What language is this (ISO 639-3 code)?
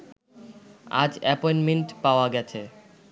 ben